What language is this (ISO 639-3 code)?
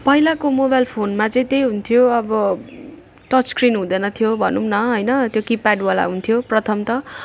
nep